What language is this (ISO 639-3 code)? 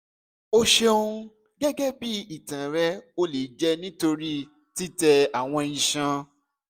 yor